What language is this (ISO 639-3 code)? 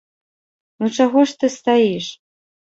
bel